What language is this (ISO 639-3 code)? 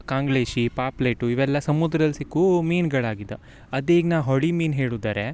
kan